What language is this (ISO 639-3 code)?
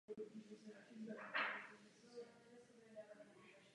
ces